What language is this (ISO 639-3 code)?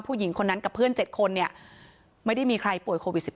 tha